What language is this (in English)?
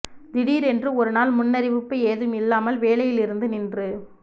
Tamil